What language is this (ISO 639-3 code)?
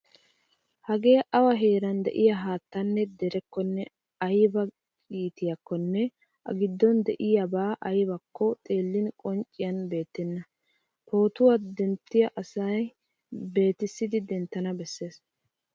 wal